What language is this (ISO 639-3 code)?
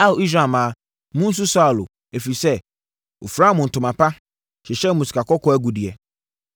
aka